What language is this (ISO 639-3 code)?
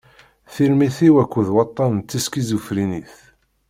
kab